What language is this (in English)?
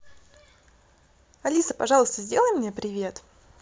Russian